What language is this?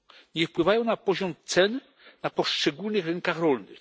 Polish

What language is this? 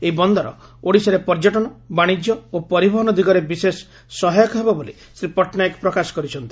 Odia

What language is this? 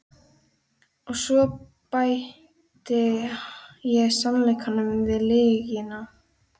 Icelandic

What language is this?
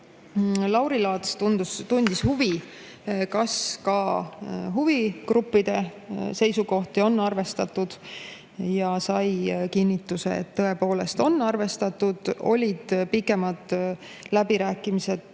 Estonian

